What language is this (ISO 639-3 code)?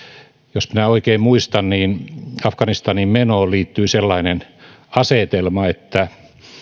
fin